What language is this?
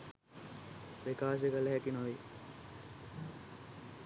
Sinhala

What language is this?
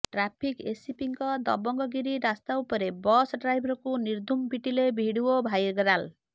Odia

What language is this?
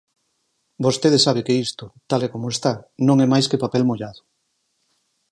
Galician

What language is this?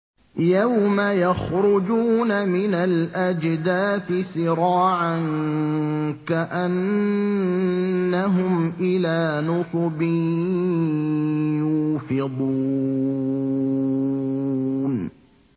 Arabic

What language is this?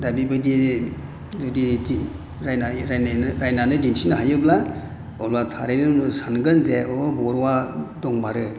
Bodo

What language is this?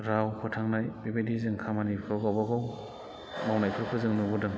Bodo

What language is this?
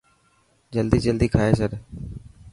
Dhatki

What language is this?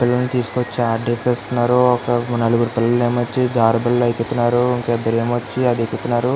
Telugu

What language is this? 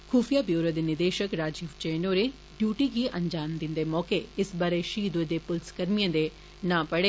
Dogri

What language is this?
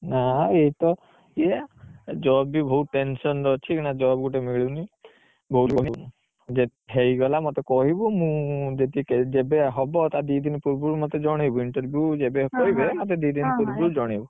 Odia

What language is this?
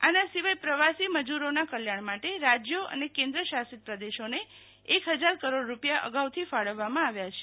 Gujarati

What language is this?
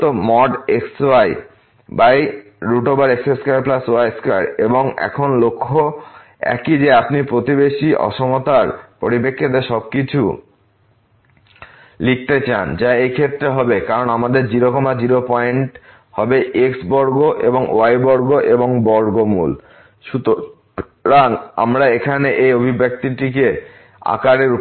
Bangla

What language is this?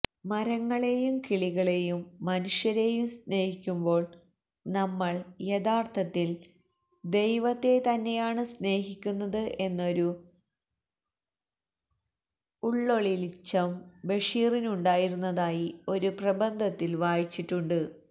Malayalam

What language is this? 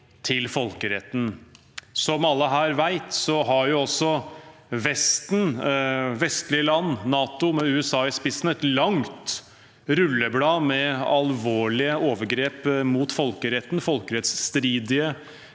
Norwegian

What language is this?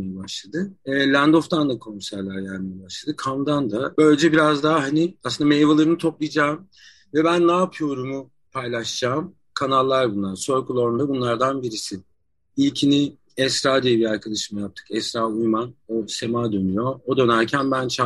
Turkish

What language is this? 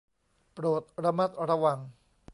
Thai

